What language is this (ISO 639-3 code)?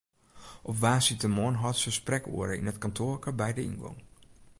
fry